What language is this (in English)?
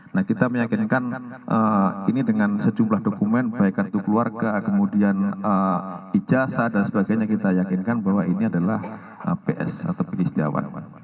Indonesian